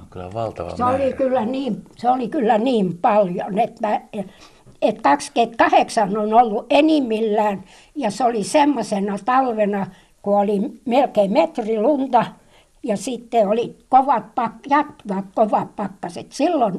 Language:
Finnish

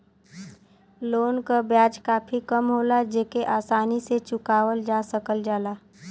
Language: Bhojpuri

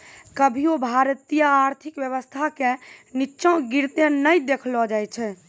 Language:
Maithili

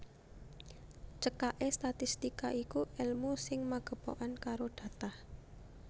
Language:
Javanese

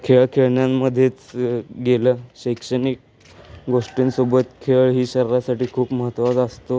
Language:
Marathi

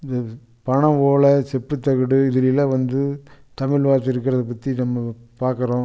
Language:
Tamil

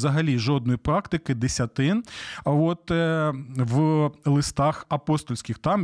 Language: Ukrainian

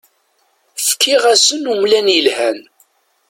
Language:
Kabyle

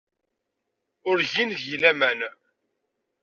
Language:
Kabyle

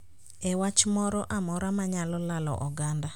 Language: Luo (Kenya and Tanzania)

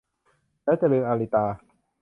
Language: Thai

